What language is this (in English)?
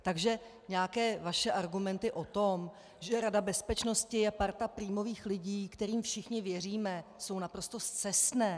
Czech